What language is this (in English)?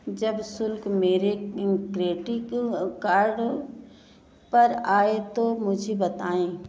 Hindi